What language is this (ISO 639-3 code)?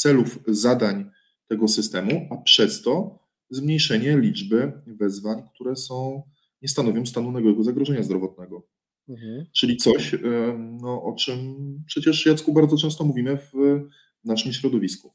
pol